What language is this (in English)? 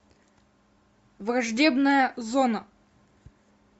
Russian